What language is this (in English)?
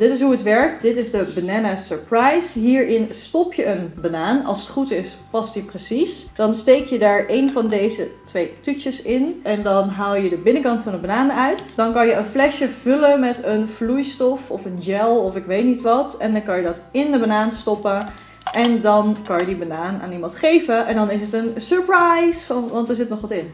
Dutch